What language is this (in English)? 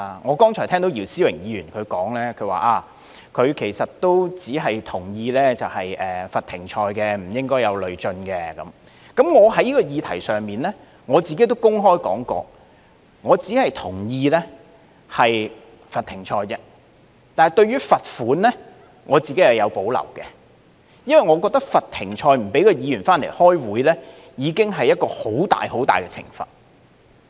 Cantonese